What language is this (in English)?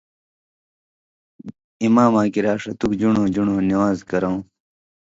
Indus Kohistani